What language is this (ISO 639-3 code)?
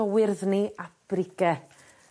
cym